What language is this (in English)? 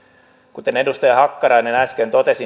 Finnish